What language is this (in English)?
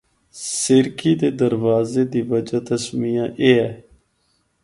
Northern Hindko